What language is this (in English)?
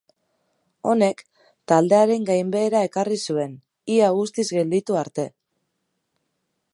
Basque